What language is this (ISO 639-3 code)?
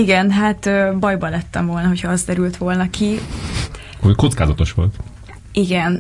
hun